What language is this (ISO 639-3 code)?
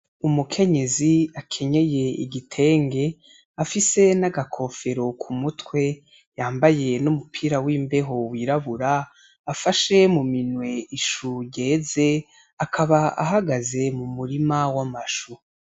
run